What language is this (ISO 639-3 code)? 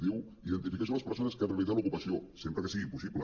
cat